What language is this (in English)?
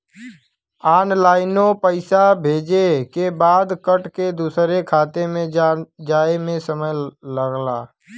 Bhojpuri